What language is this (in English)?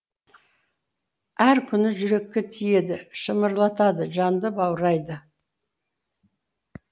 Kazakh